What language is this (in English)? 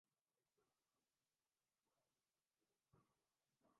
Urdu